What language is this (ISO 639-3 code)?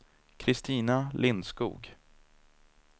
swe